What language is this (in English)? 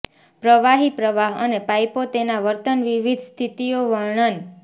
Gujarati